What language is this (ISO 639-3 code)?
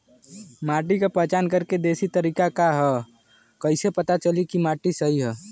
bho